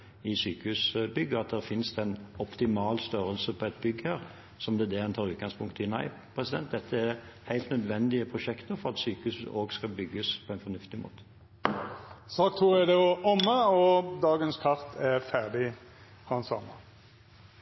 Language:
Norwegian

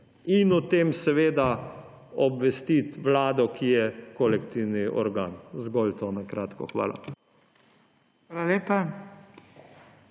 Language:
Slovenian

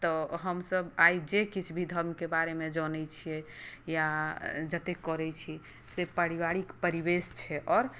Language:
Maithili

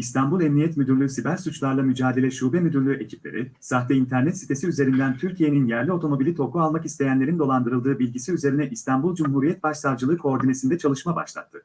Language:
Turkish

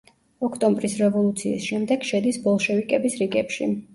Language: Georgian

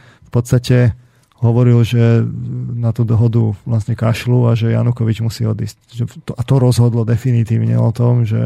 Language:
Slovak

